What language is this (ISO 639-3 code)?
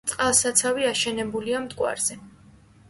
kat